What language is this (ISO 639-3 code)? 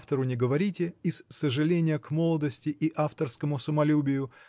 rus